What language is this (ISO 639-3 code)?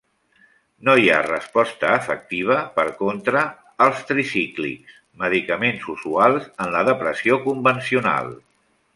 cat